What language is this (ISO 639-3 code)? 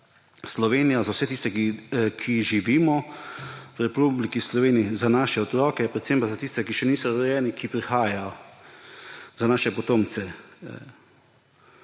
slv